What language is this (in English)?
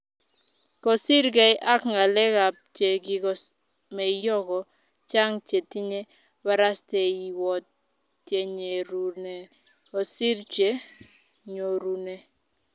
Kalenjin